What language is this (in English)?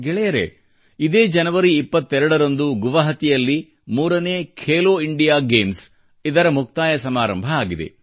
Kannada